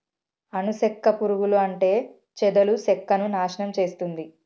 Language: Telugu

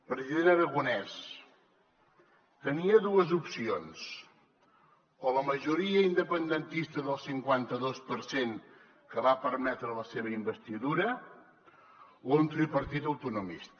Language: Catalan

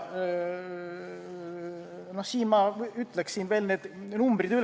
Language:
Estonian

